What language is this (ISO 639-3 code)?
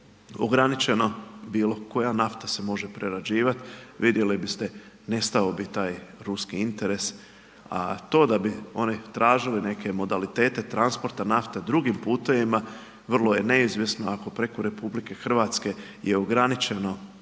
hrv